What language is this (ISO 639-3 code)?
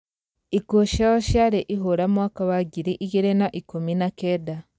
kik